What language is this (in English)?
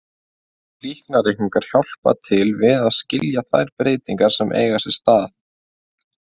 Icelandic